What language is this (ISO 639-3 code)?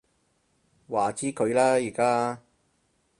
yue